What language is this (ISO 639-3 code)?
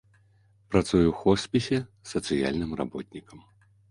bel